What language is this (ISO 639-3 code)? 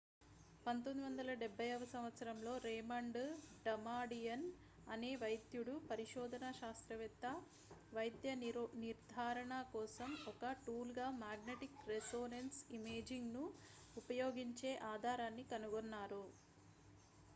tel